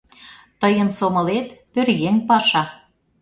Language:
Mari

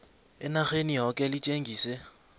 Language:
South Ndebele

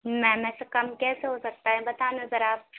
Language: Urdu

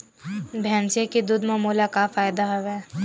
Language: Chhattisgarhi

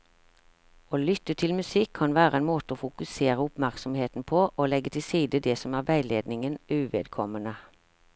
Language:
Norwegian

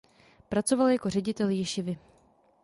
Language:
Czech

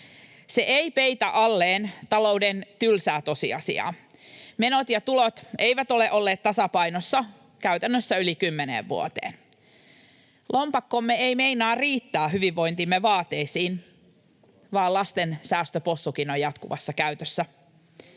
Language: Finnish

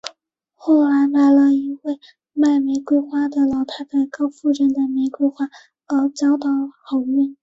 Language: Chinese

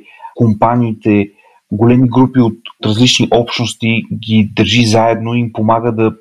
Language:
Bulgarian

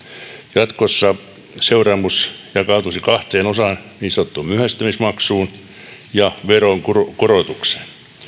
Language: Finnish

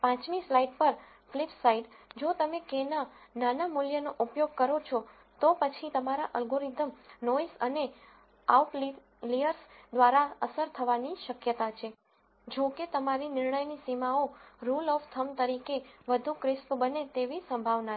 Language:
Gujarati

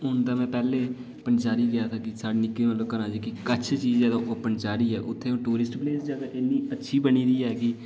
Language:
Dogri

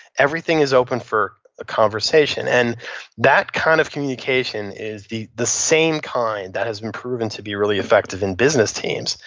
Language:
English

